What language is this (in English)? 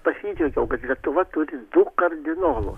Lithuanian